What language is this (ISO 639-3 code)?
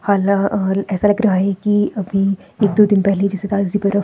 hin